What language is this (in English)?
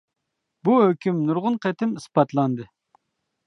Uyghur